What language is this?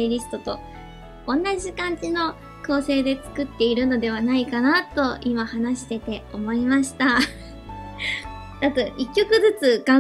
Japanese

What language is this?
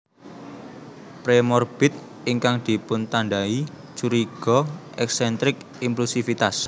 Javanese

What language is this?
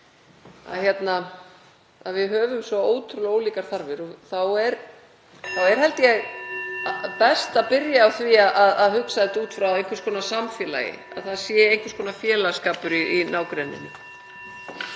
Icelandic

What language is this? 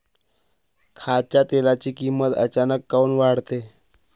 Marathi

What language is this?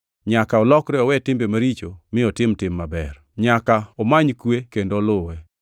Luo (Kenya and Tanzania)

